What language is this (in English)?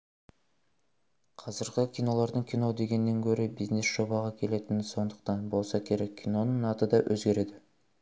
Kazakh